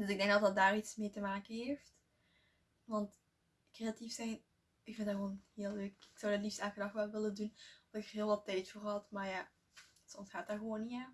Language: Dutch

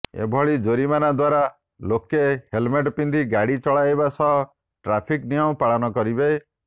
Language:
Odia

